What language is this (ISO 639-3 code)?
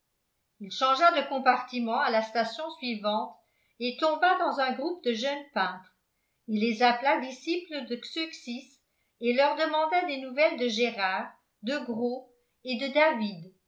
fra